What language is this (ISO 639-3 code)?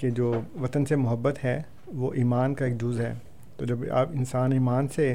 urd